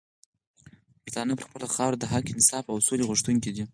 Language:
Pashto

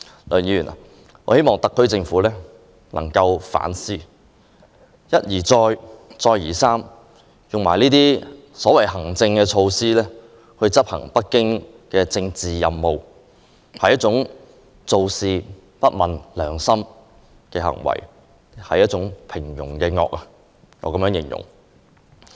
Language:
Cantonese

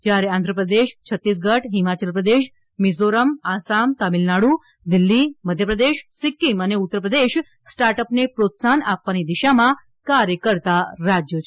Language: Gujarati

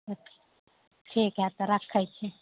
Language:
Maithili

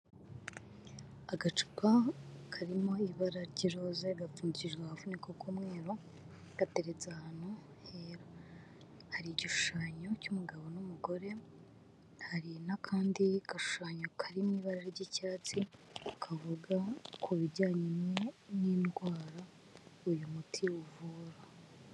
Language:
Kinyarwanda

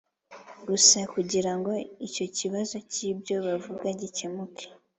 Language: Kinyarwanda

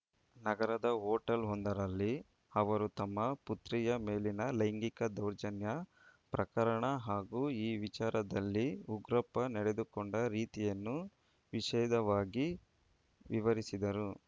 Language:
Kannada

